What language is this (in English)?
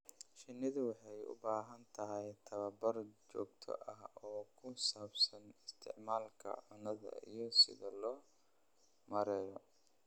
Somali